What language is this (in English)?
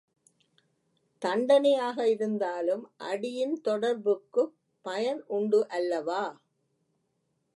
Tamil